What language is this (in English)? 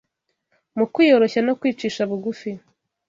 Kinyarwanda